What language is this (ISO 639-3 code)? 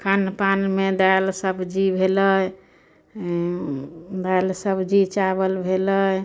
mai